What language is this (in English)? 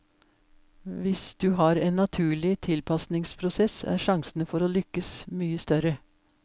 Norwegian